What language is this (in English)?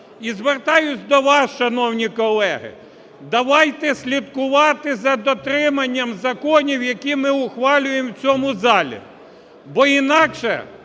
Ukrainian